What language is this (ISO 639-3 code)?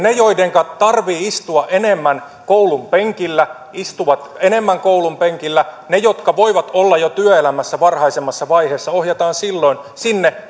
fin